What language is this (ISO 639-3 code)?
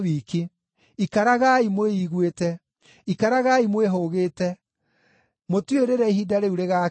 kik